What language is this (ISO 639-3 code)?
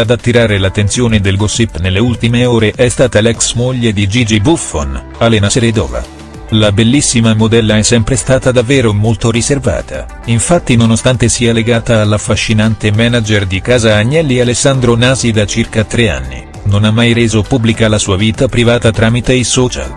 ita